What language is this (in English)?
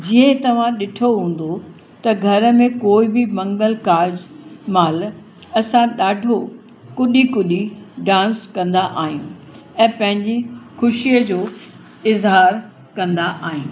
Sindhi